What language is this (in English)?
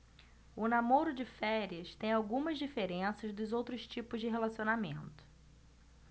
Portuguese